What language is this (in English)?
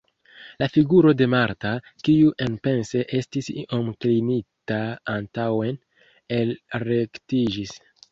Esperanto